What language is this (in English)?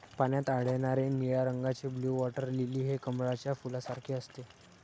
Marathi